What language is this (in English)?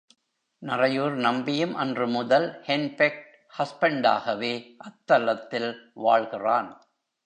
Tamil